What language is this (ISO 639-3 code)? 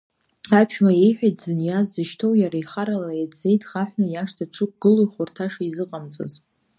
abk